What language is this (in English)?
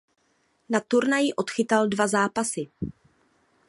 Czech